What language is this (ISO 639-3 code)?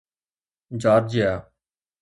snd